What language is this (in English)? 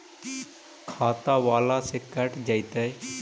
Magahi